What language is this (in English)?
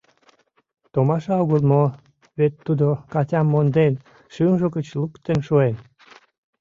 Mari